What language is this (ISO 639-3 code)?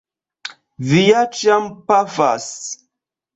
epo